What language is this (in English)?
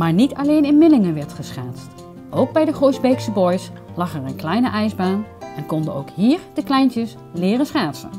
Dutch